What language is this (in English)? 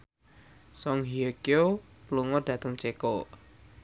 Javanese